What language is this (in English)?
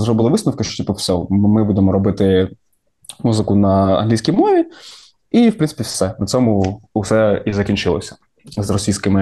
Ukrainian